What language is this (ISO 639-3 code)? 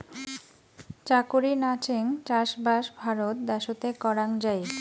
ben